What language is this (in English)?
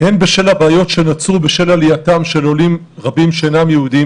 Hebrew